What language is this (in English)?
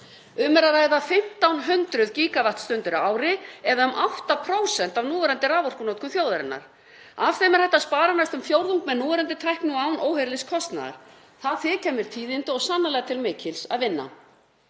Icelandic